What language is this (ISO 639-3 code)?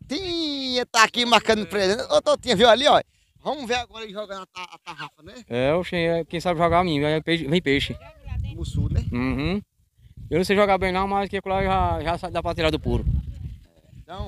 por